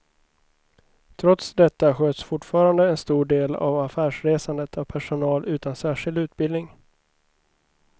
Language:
Swedish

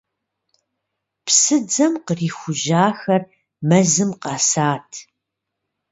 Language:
Kabardian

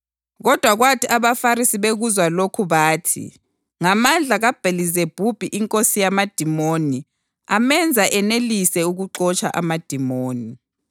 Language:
North Ndebele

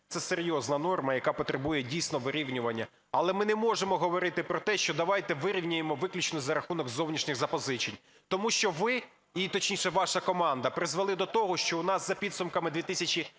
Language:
Ukrainian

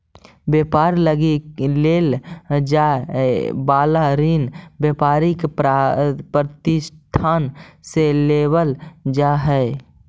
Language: Magahi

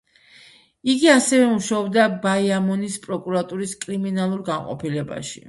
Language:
Georgian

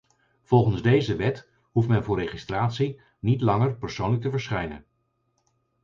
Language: Dutch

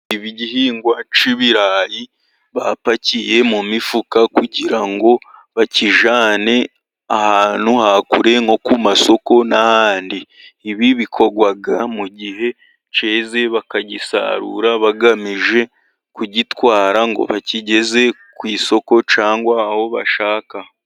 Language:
Kinyarwanda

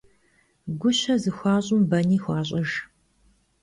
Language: Kabardian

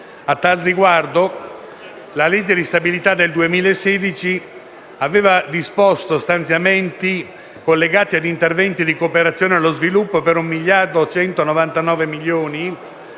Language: Italian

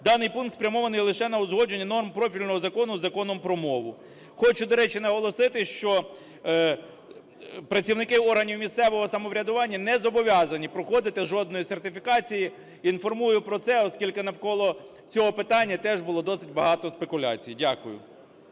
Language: Ukrainian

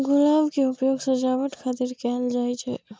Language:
Maithili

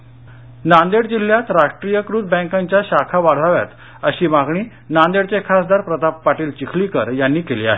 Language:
Marathi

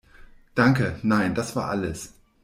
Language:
German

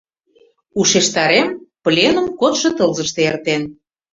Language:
Mari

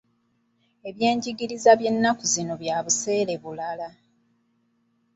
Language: Ganda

